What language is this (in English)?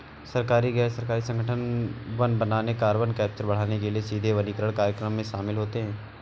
Hindi